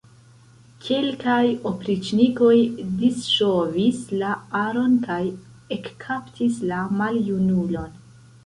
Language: Esperanto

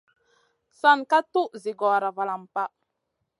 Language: Masana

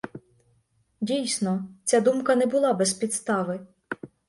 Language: Ukrainian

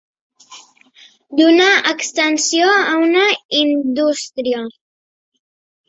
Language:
Catalan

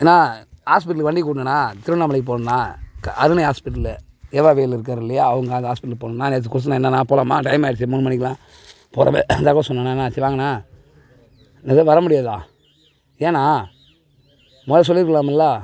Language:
Tamil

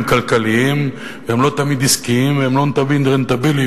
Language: Hebrew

